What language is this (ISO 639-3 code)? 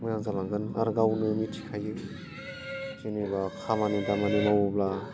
brx